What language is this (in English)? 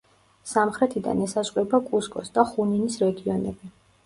Georgian